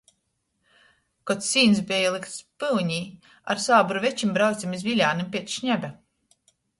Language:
Latgalian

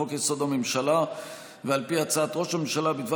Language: Hebrew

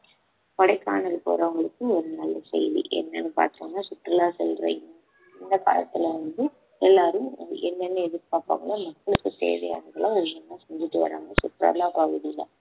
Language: Tamil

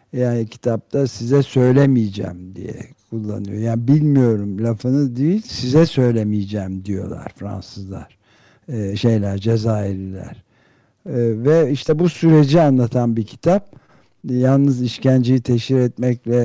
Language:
Turkish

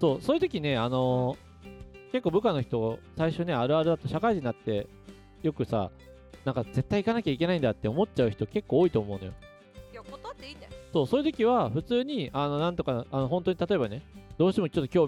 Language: Japanese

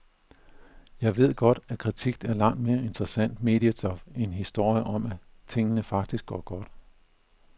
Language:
Danish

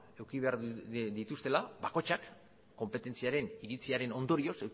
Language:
Basque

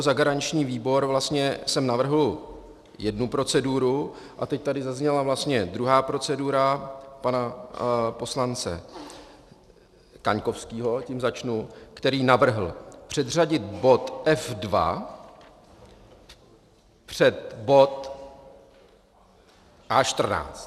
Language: Czech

